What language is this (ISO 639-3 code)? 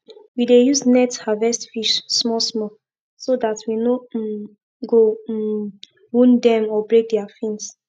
pcm